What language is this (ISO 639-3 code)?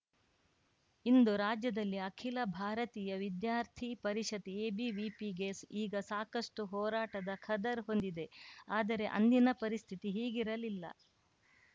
kan